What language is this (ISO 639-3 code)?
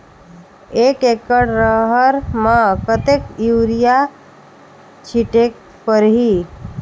hne